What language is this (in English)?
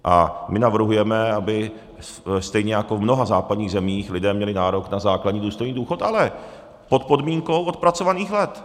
Czech